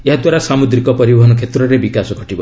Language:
Odia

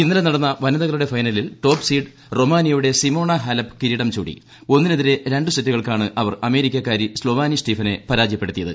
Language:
Malayalam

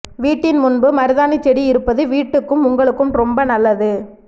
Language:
Tamil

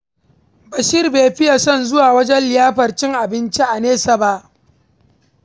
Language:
Hausa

